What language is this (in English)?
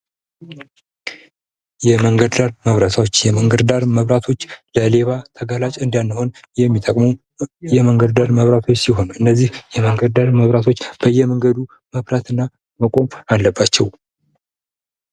Amharic